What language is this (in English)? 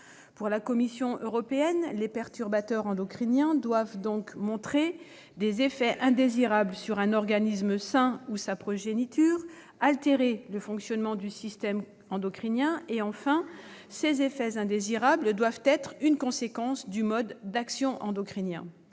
French